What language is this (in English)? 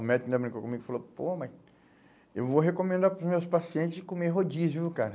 Portuguese